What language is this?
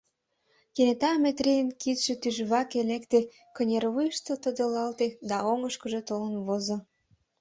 Mari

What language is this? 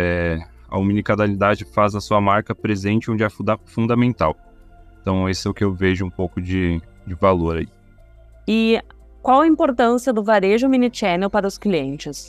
Portuguese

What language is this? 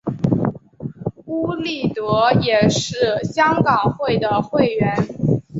Chinese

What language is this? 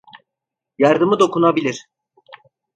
Turkish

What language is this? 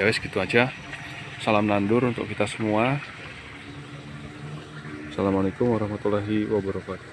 Indonesian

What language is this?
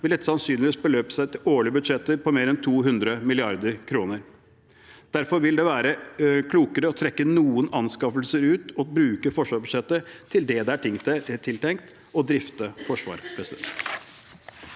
Norwegian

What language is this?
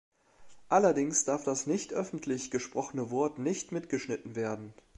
German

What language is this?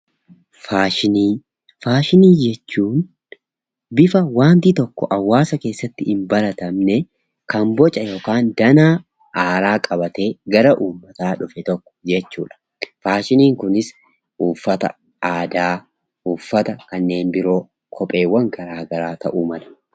Oromo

